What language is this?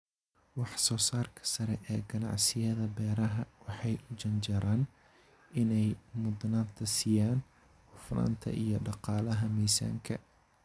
Somali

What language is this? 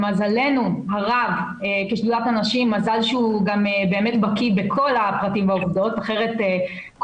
Hebrew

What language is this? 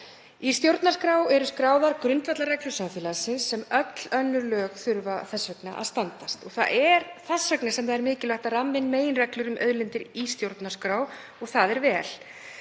Icelandic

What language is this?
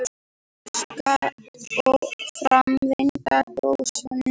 Icelandic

